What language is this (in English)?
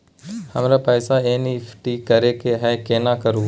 Maithili